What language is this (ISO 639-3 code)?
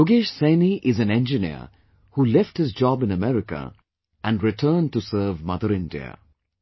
eng